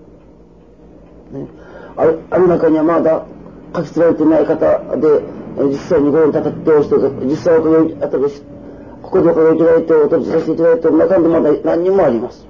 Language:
Japanese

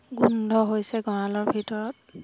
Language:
Assamese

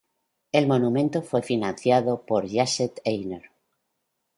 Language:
Spanish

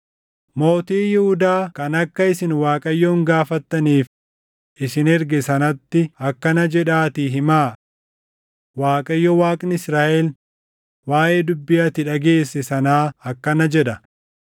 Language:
Oromo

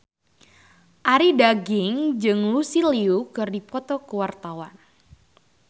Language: Sundanese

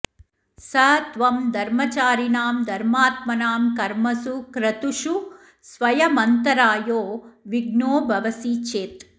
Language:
Sanskrit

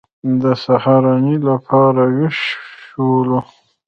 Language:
Pashto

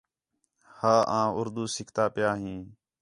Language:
Khetrani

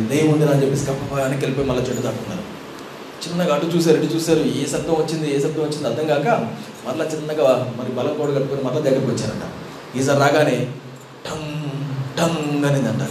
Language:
Telugu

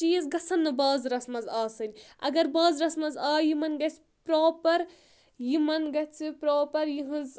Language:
Kashmiri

